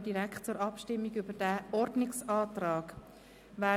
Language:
Swiss German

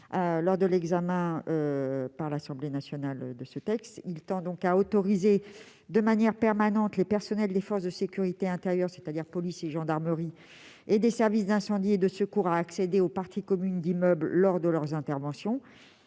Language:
French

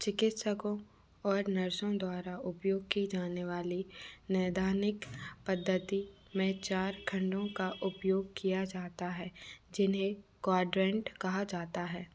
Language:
Hindi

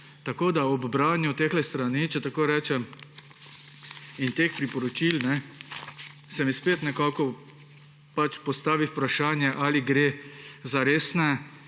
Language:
Slovenian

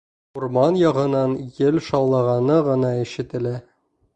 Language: Bashkir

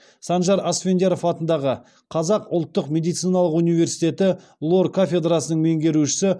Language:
Kazakh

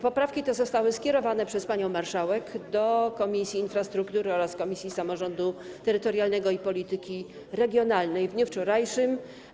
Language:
Polish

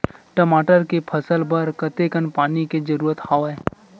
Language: Chhattisgarhi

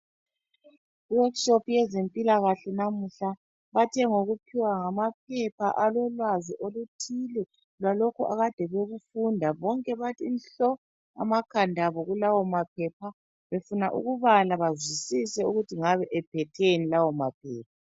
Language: North Ndebele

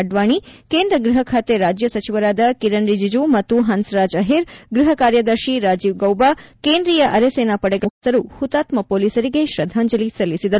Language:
Kannada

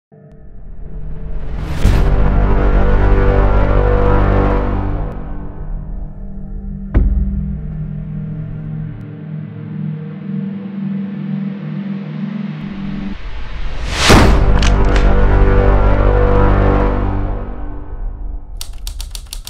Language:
German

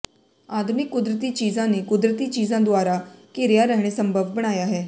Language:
Punjabi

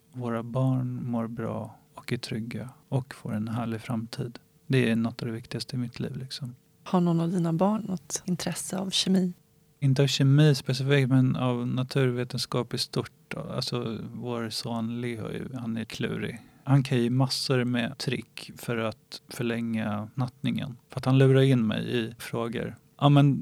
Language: Swedish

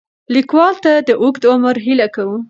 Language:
Pashto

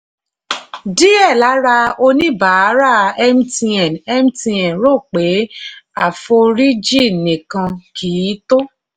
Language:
Yoruba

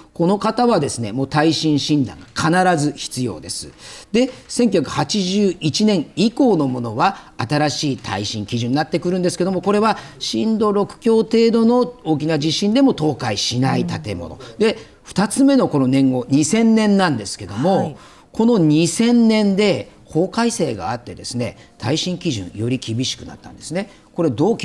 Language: Japanese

